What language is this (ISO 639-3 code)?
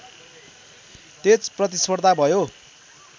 nep